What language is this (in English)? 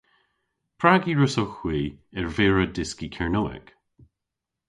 Cornish